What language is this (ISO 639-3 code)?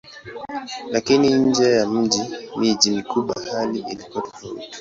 swa